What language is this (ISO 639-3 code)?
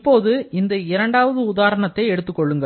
tam